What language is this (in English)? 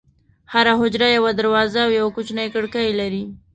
Pashto